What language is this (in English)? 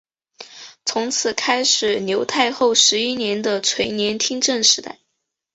Chinese